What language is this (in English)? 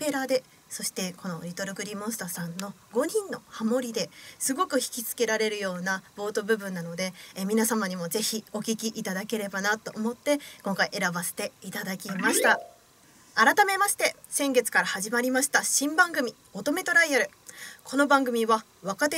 Japanese